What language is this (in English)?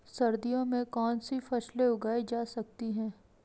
Hindi